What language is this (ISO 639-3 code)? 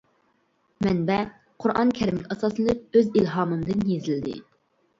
uig